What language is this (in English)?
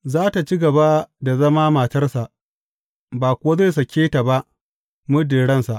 Hausa